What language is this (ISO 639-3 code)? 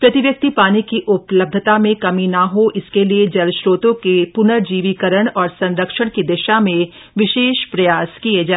hin